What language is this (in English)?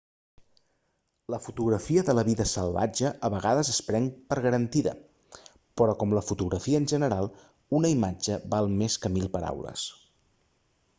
Catalan